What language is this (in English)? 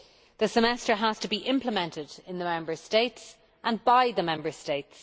English